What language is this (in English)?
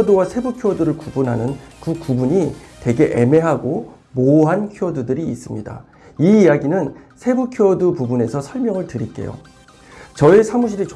Korean